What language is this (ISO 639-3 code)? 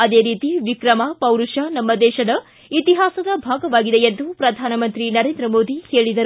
kan